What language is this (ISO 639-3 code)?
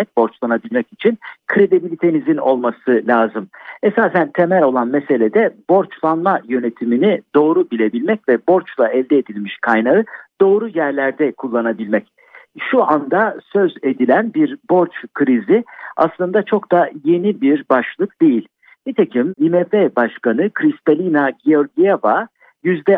tur